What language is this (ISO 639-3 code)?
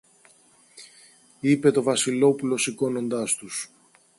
ell